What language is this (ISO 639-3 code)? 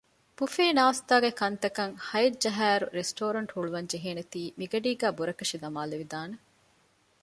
div